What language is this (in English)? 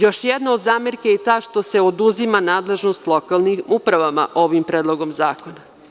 Serbian